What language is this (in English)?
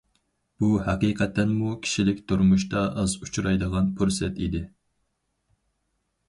Uyghur